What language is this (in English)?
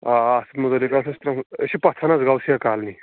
Kashmiri